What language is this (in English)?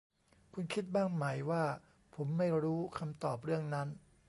Thai